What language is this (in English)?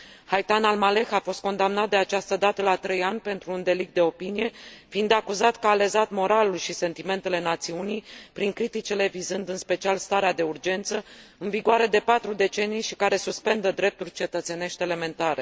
Romanian